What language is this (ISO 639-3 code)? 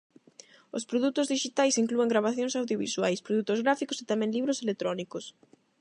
glg